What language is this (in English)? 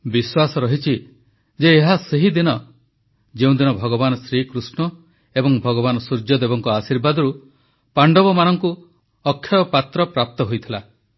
Odia